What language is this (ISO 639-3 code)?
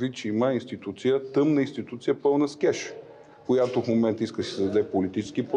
bul